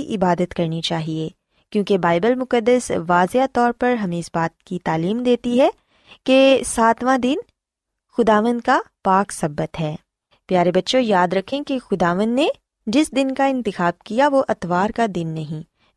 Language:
Urdu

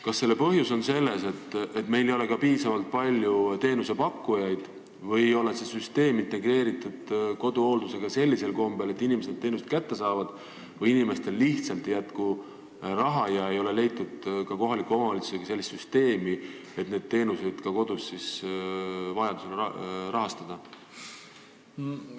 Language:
Estonian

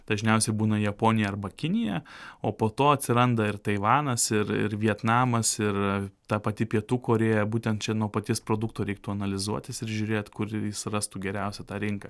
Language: Lithuanian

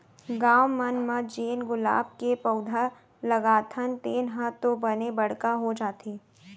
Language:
Chhattisgarhi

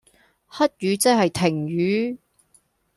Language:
Cantonese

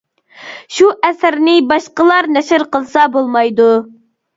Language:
Uyghur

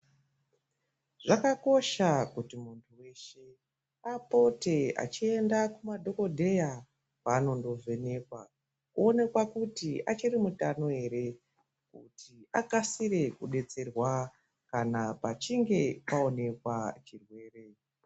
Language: Ndau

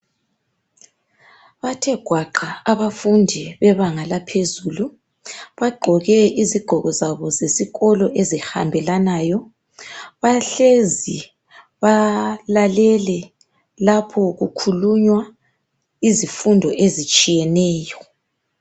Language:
North Ndebele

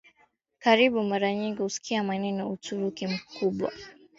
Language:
Swahili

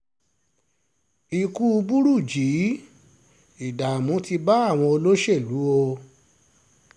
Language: Yoruba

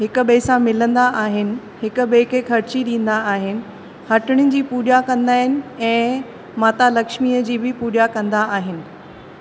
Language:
Sindhi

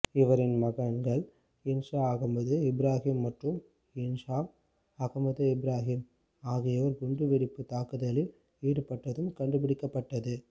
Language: Tamil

